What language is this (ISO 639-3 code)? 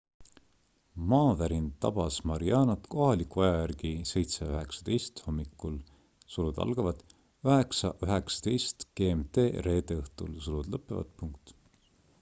est